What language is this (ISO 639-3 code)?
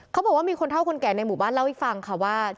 tha